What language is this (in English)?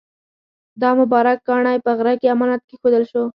Pashto